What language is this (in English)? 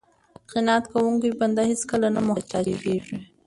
Pashto